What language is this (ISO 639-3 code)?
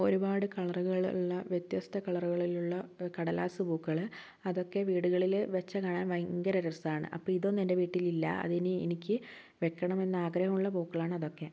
mal